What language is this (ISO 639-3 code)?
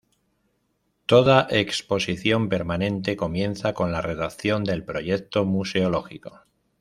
spa